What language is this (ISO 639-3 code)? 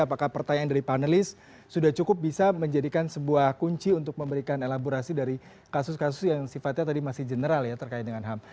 ind